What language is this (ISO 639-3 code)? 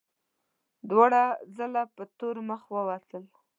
pus